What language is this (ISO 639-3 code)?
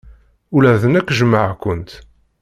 kab